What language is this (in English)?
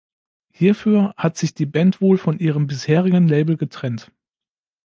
German